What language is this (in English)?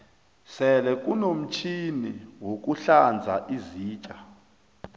South Ndebele